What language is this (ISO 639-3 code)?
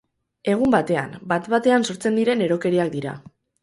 eus